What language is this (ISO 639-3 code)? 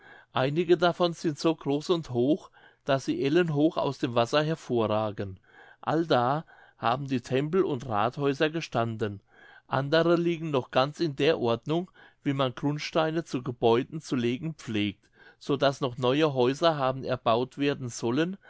deu